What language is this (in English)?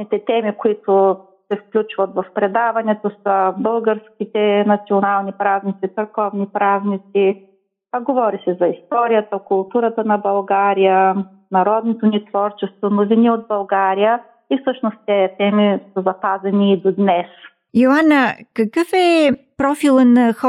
Bulgarian